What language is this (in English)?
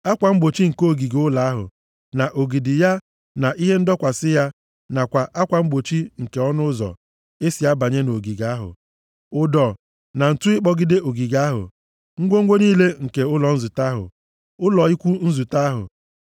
Igbo